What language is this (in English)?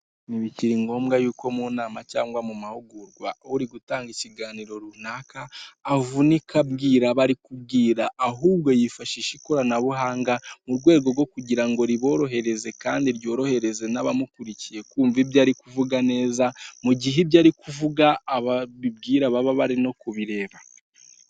Kinyarwanda